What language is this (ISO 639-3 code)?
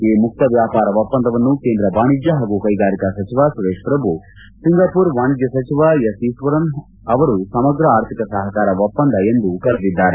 kan